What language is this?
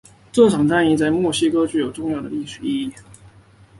Chinese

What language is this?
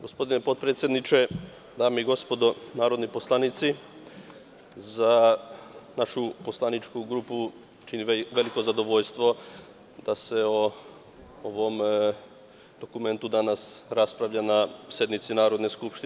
Serbian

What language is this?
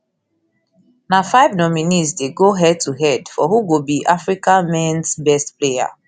Nigerian Pidgin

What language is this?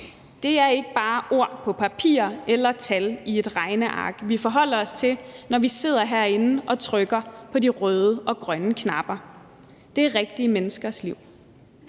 Danish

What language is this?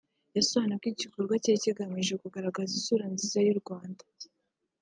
Kinyarwanda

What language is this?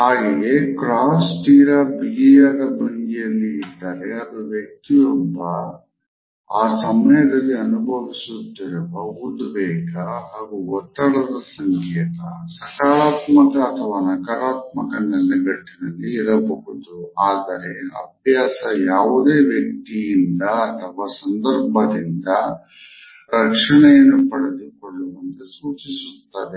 Kannada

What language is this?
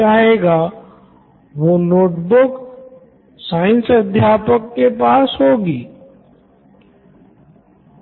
Hindi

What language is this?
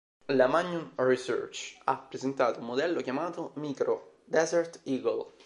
Italian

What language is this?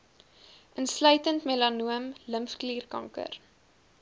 Afrikaans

